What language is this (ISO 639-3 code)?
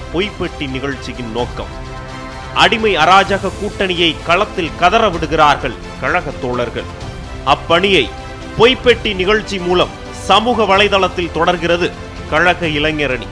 tam